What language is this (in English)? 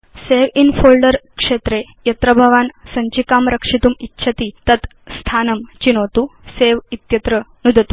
Sanskrit